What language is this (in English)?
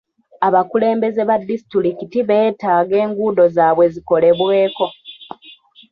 Ganda